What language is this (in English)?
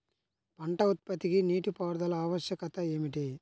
Telugu